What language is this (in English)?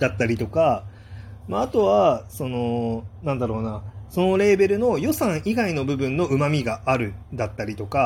Japanese